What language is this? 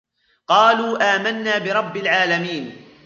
Arabic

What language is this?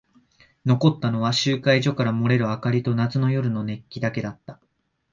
Japanese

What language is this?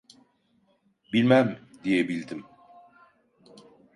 Turkish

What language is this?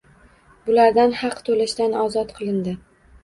Uzbek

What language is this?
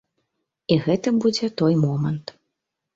Belarusian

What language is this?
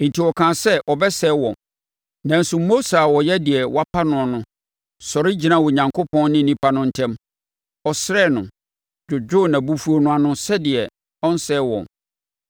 Akan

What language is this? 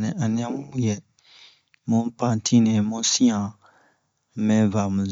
Bomu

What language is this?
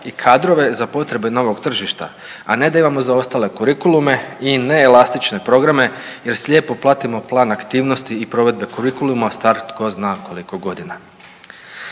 Croatian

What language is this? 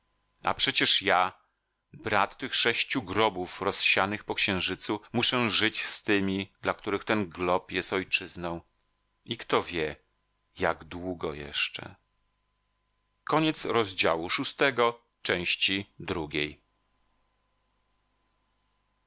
Polish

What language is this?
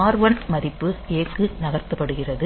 Tamil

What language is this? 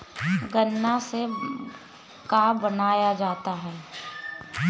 Bhojpuri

